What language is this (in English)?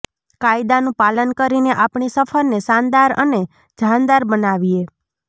Gujarati